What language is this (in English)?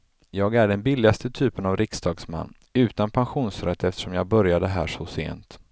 Swedish